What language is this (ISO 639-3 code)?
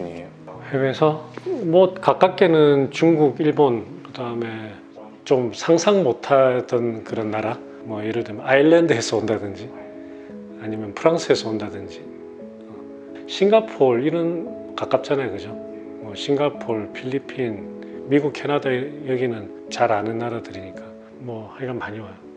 kor